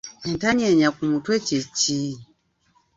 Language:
Ganda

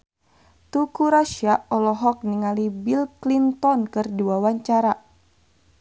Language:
Sundanese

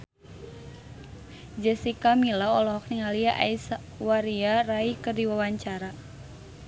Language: Sundanese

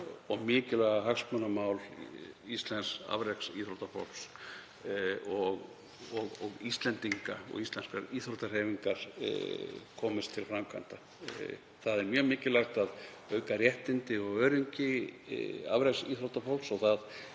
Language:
Icelandic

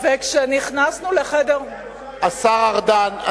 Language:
Hebrew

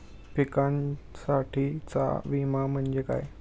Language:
Marathi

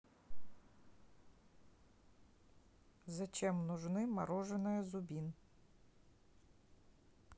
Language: Russian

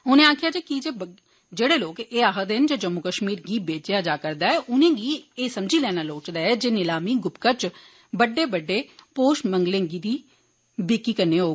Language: Dogri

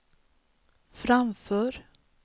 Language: Swedish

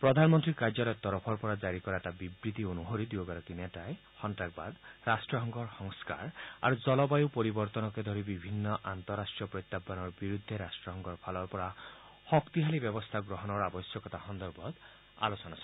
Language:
Assamese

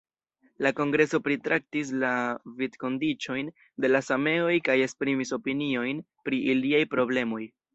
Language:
Esperanto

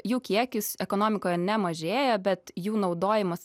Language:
Lithuanian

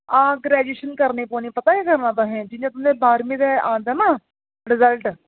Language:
Dogri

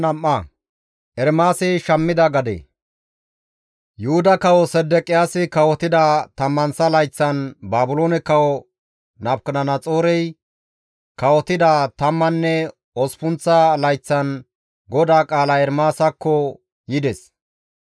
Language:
Gamo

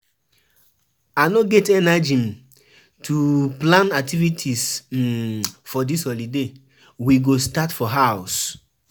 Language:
Nigerian Pidgin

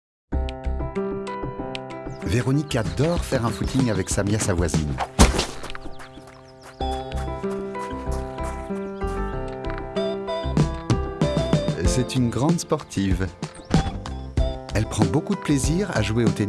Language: French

